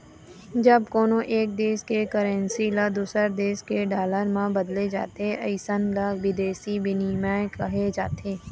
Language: Chhattisgarhi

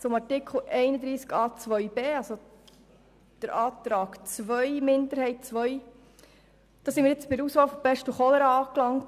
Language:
Swiss German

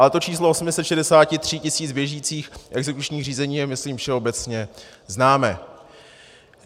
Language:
Czech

